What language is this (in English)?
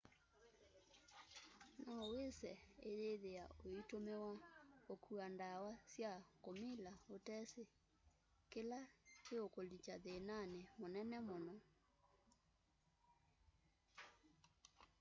Kamba